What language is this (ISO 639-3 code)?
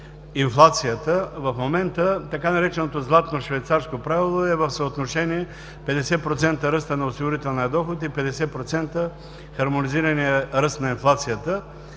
bul